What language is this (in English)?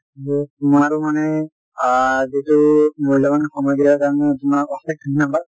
Assamese